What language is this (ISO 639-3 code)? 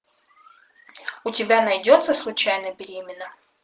rus